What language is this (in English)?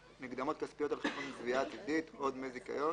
Hebrew